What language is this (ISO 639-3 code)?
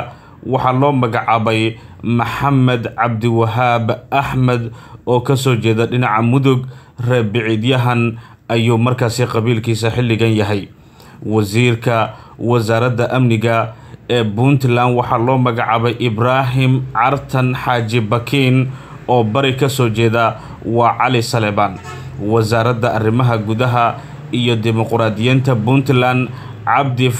ara